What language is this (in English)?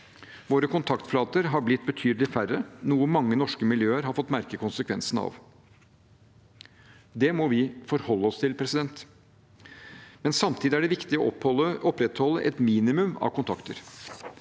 Norwegian